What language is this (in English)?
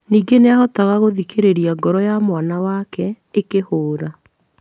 Kikuyu